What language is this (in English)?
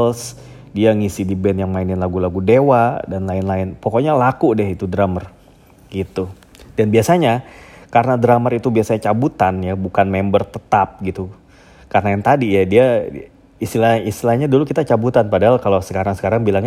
Indonesian